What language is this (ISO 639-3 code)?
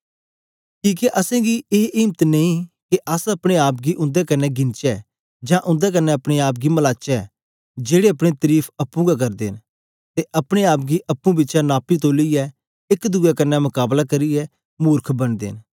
doi